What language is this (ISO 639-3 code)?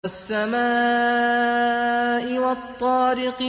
ara